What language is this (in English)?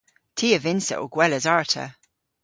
Cornish